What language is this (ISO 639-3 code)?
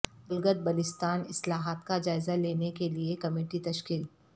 urd